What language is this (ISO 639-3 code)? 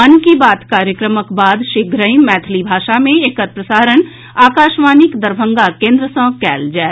mai